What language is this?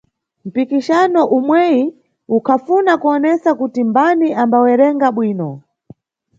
Nyungwe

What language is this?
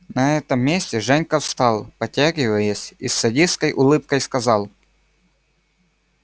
Russian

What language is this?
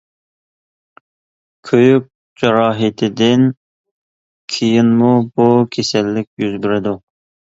Uyghur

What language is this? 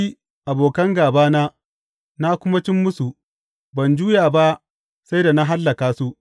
Hausa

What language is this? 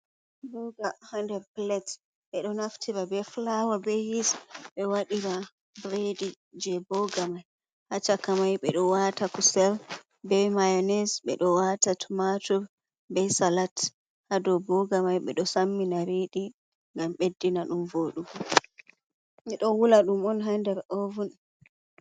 Fula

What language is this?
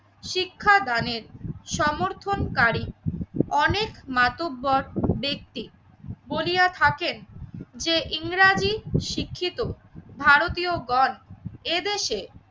Bangla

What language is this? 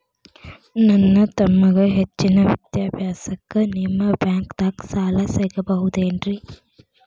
Kannada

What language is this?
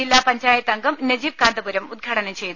Malayalam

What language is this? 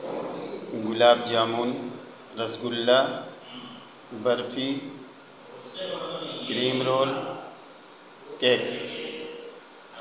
Urdu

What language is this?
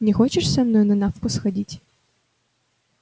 Russian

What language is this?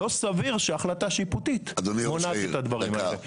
Hebrew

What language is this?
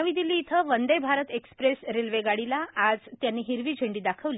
Marathi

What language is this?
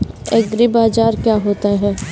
Hindi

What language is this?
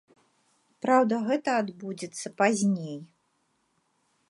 Belarusian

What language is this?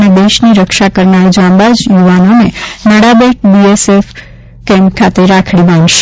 Gujarati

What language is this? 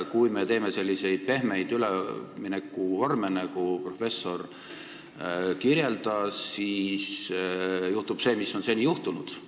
Estonian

